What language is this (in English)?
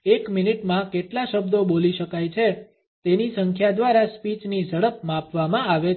Gujarati